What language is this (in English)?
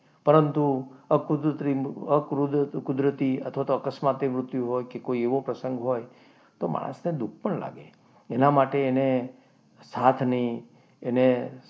Gujarati